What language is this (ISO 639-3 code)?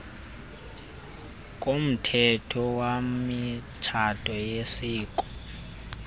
xho